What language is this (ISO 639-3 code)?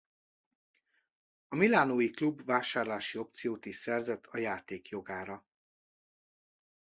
hun